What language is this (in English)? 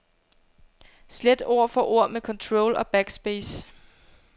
Danish